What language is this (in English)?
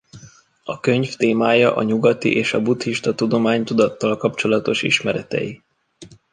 Hungarian